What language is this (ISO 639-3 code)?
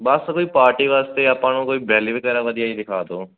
pan